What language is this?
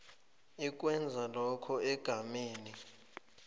South Ndebele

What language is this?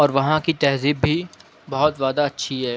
Urdu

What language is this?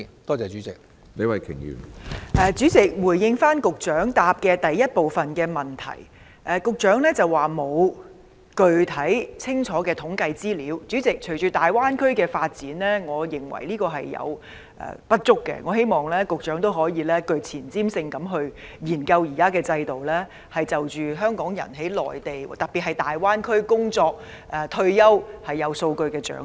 Cantonese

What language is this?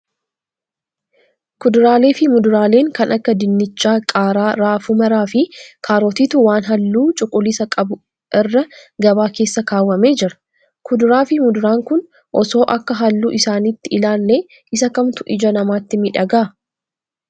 Oromo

